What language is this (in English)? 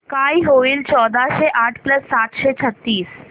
Marathi